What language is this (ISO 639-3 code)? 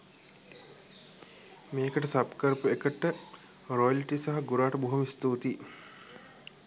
sin